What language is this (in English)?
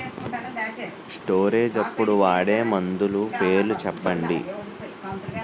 Telugu